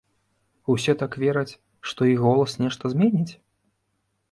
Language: Belarusian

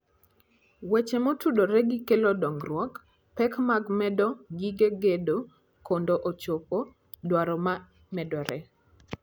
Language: Luo (Kenya and Tanzania)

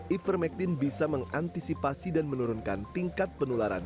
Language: Indonesian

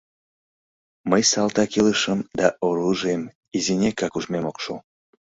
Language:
Mari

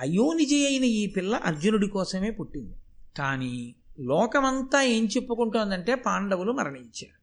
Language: Telugu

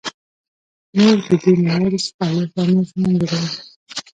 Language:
Pashto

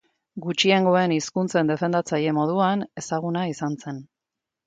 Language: Basque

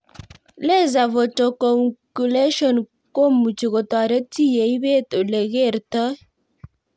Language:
Kalenjin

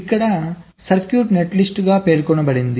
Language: Telugu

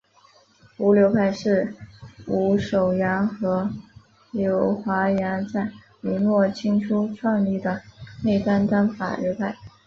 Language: Chinese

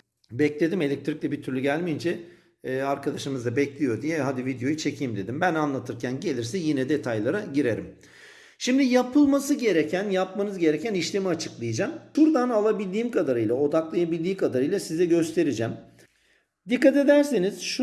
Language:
Turkish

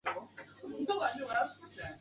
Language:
Chinese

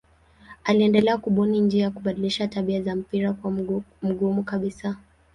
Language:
Swahili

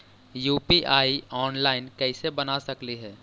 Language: Magahi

